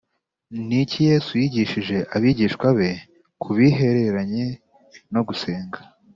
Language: Kinyarwanda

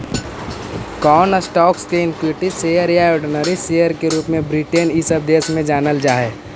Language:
Magahi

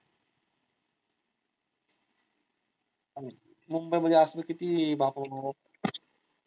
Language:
Marathi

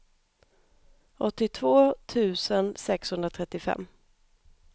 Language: Swedish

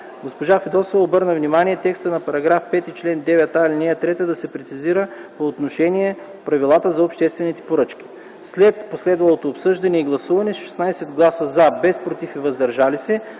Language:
Bulgarian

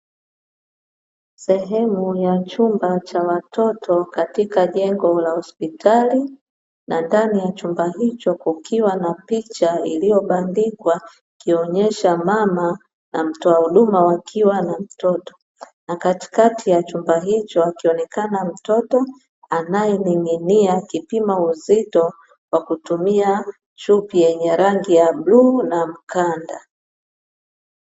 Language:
Swahili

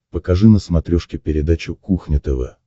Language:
Russian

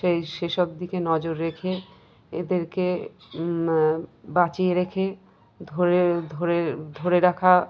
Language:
Bangla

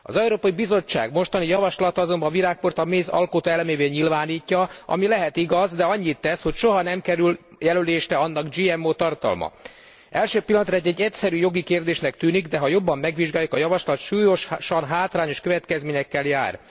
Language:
Hungarian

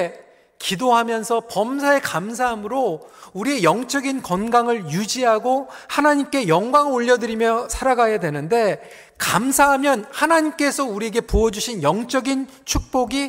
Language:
Korean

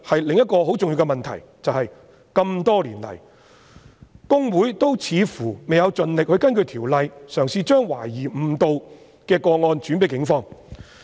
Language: Cantonese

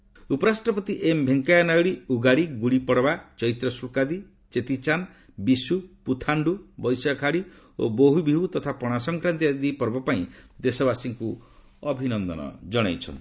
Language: Odia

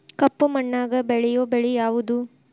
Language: Kannada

